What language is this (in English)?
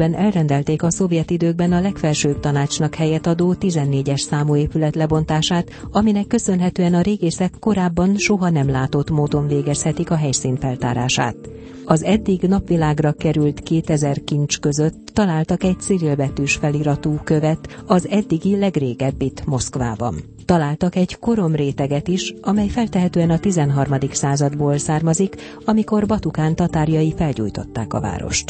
Hungarian